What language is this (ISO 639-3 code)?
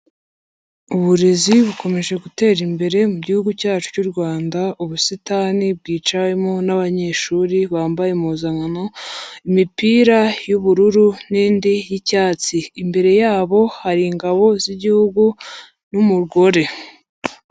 kin